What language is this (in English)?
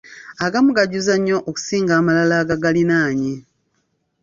Ganda